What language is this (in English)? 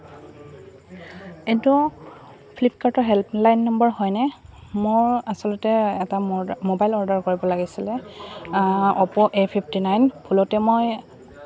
Assamese